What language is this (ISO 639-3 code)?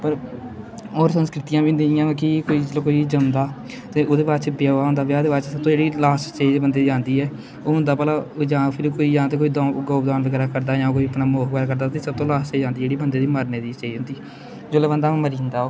doi